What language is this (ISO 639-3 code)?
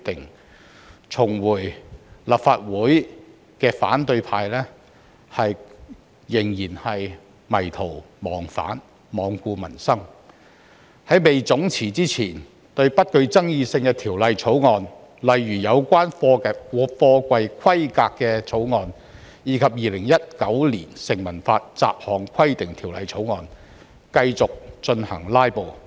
yue